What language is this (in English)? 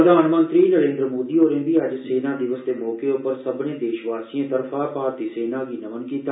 Dogri